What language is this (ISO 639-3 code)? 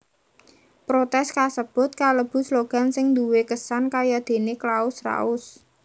jav